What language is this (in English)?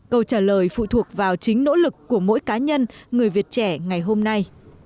Vietnamese